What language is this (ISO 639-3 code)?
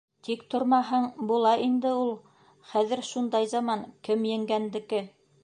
bak